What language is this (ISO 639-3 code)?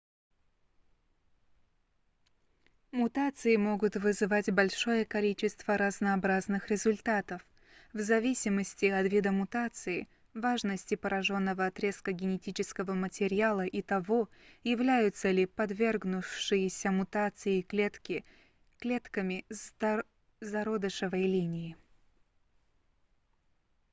rus